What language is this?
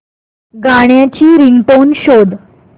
Marathi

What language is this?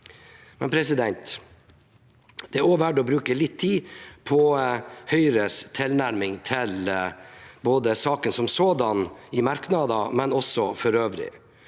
Norwegian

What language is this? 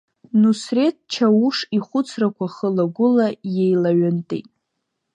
Abkhazian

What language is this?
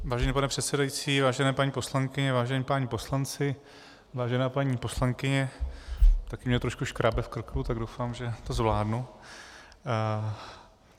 Czech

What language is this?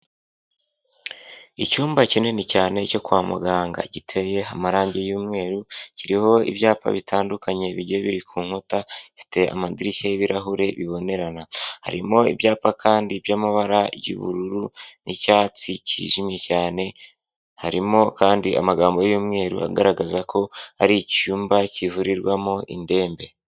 Kinyarwanda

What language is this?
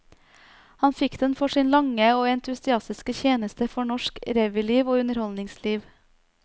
Norwegian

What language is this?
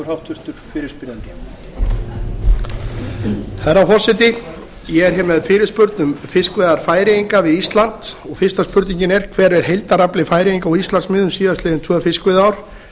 Icelandic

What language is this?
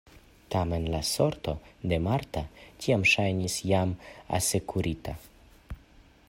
Esperanto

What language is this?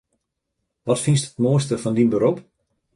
Western Frisian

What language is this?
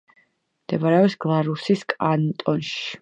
Georgian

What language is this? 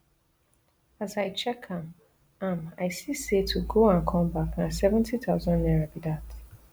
Nigerian Pidgin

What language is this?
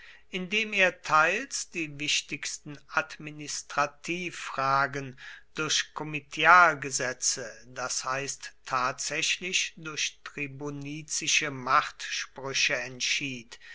German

